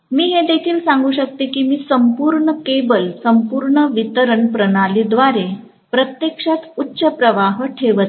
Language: Marathi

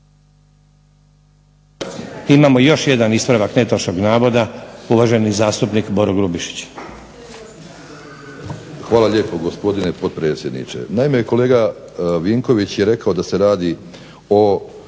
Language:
Croatian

